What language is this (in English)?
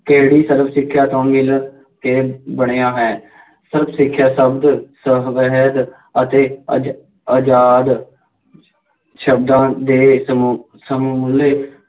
Punjabi